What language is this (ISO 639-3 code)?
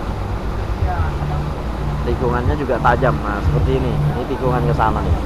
ind